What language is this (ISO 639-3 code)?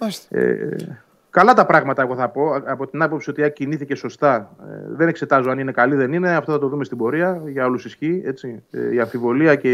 ell